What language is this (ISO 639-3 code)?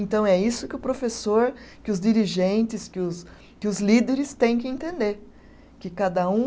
por